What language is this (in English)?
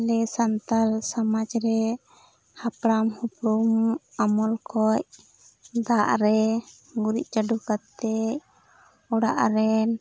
Santali